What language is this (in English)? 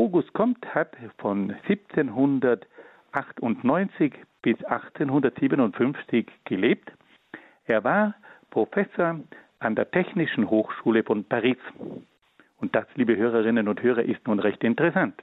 German